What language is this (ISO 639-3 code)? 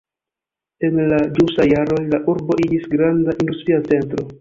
epo